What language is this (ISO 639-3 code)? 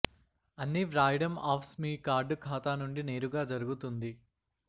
tel